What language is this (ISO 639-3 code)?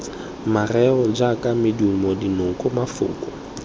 tsn